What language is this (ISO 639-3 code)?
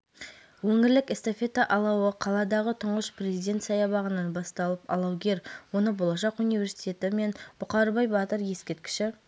kaz